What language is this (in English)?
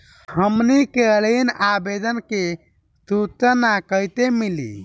Bhojpuri